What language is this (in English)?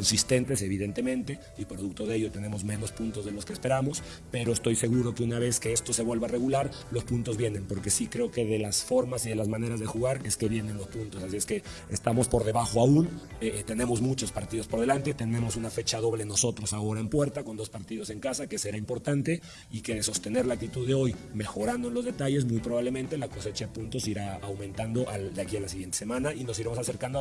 Spanish